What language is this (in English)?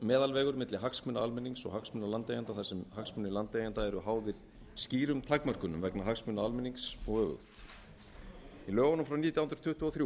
Icelandic